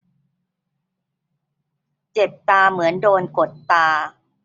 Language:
Thai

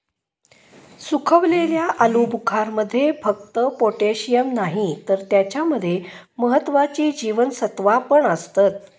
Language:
Marathi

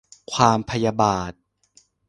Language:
Thai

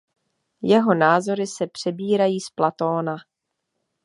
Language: Czech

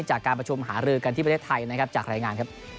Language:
Thai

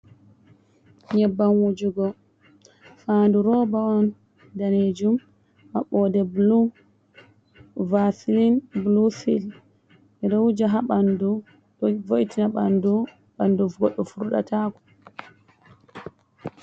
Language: Fula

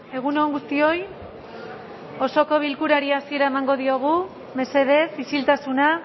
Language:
Basque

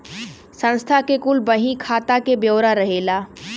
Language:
Bhojpuri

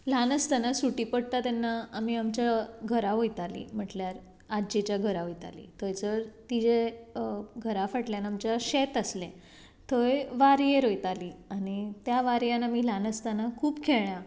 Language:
Konkani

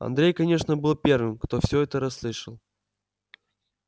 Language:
Russian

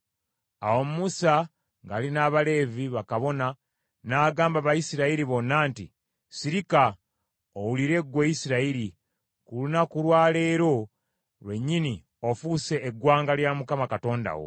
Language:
Ganda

